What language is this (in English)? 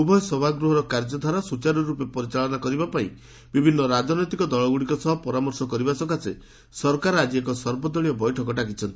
Odia